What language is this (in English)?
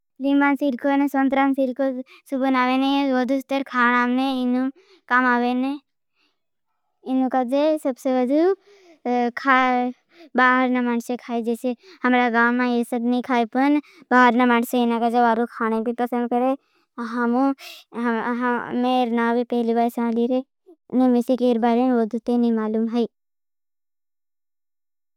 Bhili